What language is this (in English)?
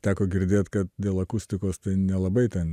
Lithuanian